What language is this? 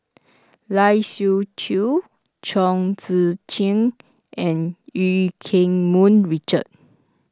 English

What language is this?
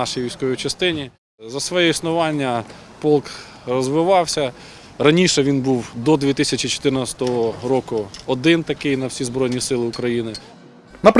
Ukrainian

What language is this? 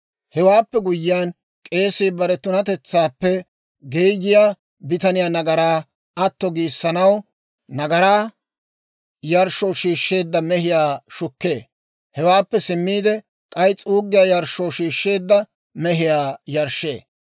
Dawro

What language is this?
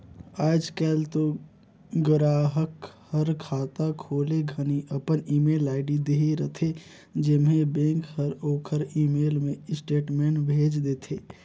Chhattisgarhi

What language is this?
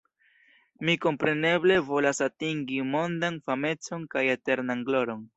Esperanto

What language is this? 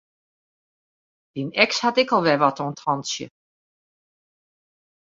Western Frisian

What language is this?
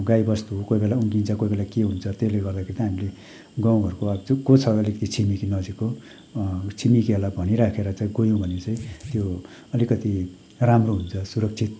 Nepali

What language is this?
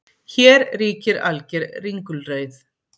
Icelandic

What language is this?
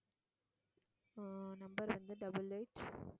Tamil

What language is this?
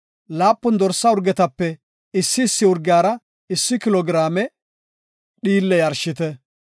Gofa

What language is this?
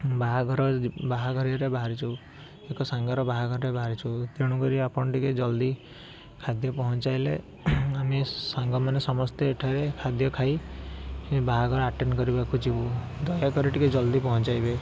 Odia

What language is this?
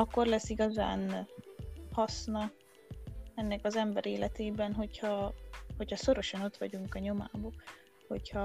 Hungarian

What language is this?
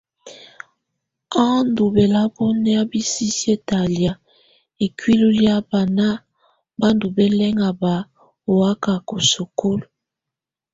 Tunen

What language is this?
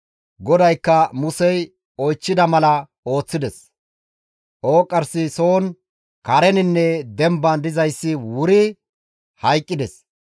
Gamo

